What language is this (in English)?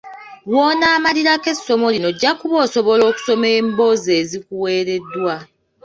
Ganda